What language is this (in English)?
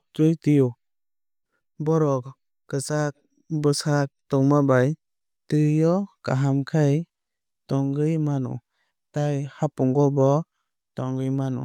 Kok Borok